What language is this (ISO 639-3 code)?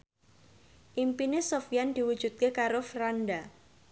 jav